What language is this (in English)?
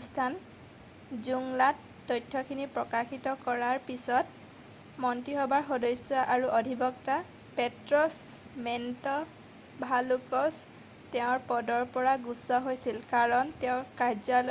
Assamese